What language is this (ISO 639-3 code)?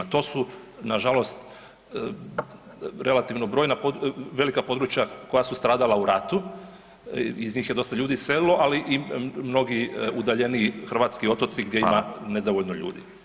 hrv